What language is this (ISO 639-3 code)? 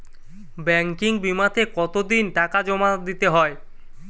ben